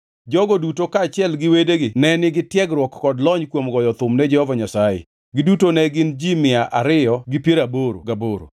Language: Luo (Kenya and Tanzania)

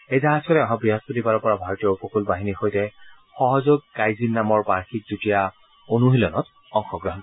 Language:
Assamese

